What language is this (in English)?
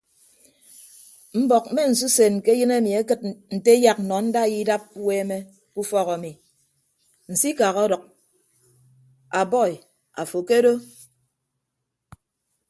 Ibibio